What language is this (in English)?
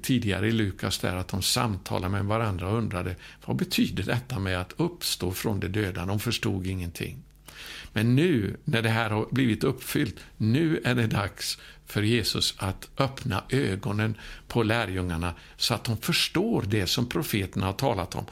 Swedish